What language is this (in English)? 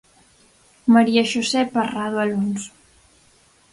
Galician